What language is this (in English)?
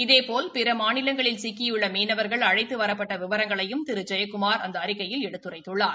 Tamil